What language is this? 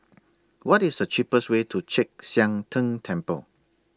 English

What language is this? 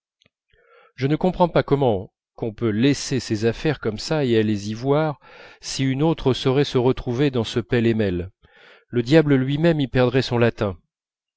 French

